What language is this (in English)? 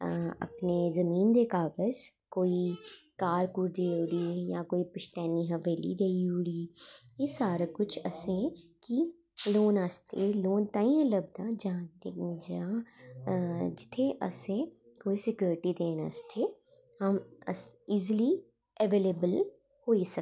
Dogri